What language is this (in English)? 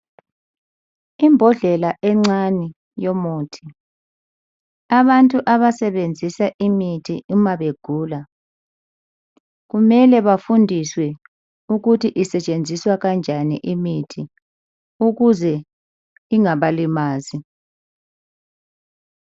North Ndebele